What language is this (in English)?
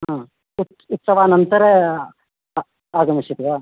Sanskrit